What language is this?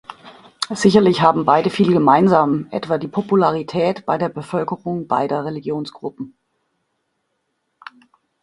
German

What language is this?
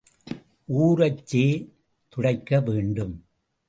Tamil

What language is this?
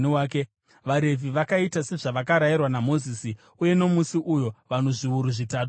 Shona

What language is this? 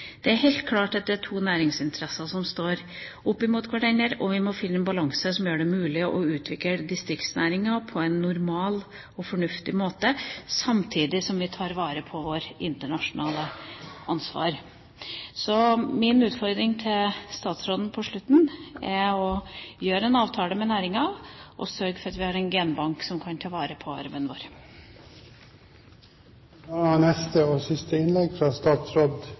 Norwegian Bokmål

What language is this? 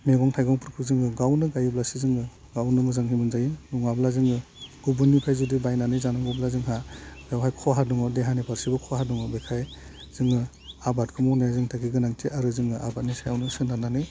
Bodo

